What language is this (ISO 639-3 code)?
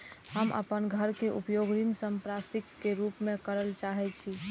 mai